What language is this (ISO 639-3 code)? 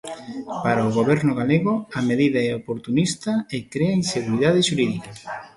glg